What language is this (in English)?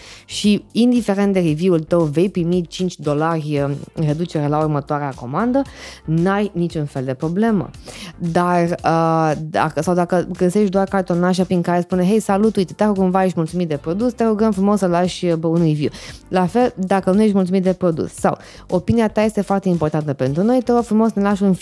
Romanian